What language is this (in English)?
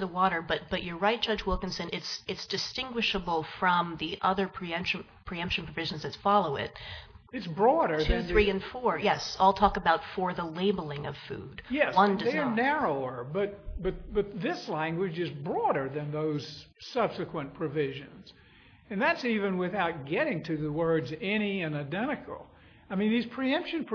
English